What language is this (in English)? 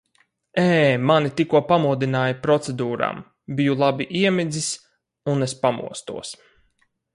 Latvian